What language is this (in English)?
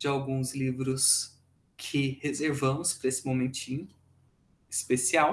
Portuguese